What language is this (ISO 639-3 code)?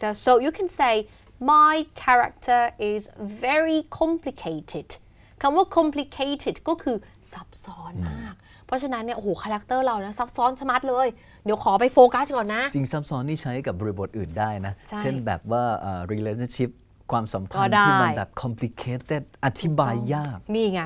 tha